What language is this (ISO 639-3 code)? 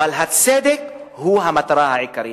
heb